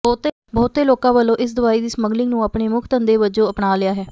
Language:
Punjabi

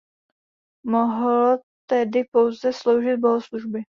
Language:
Czech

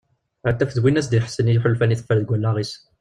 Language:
Kabyle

